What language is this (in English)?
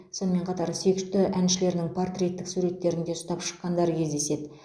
Kazakh